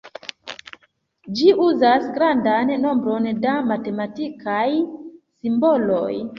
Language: Esperanto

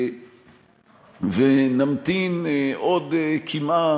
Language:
Hebrew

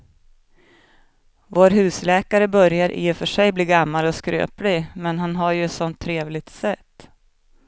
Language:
Swedish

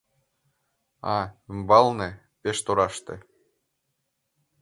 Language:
Mari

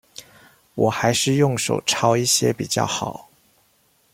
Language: Chinese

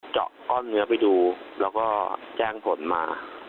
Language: Thai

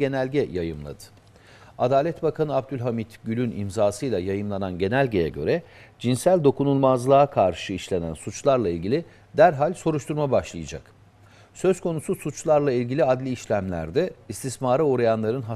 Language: Turkish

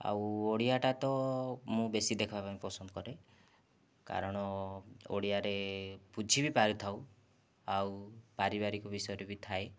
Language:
Odia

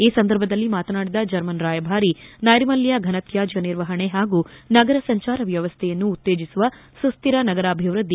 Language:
Kannada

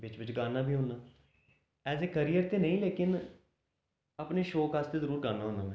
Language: Dogri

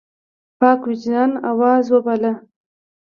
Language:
Pashto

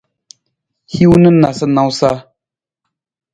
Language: Nawdm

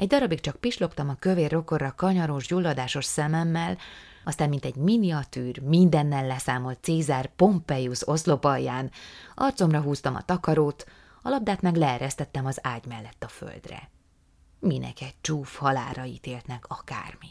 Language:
Hungarian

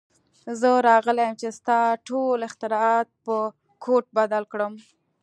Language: Pashto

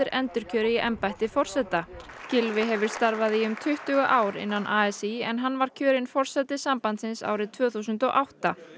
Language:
Icelandic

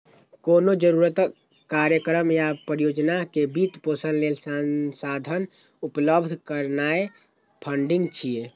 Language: Maithili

